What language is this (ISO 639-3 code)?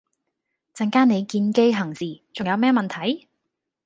yue